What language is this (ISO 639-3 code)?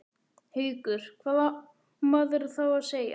isl